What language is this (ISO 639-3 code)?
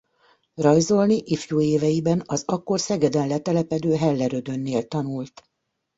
hun